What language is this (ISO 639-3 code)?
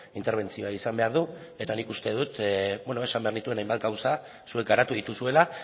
eus